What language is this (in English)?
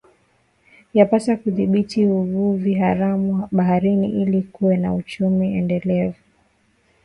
Swahili